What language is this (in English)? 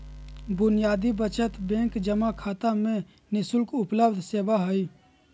Magahi